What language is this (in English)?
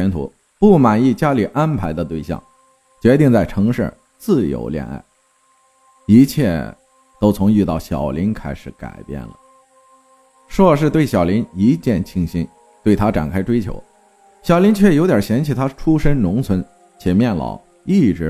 Chinese